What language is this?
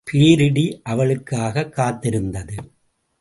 Tamil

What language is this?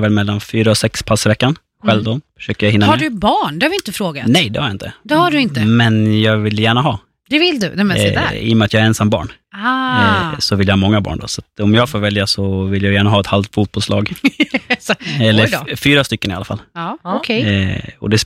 Swedish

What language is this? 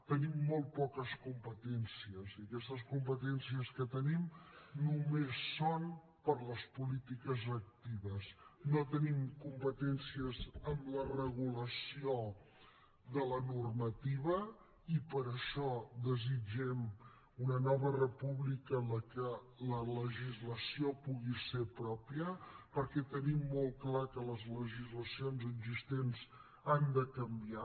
Catalan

